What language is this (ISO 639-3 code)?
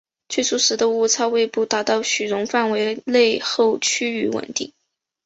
zho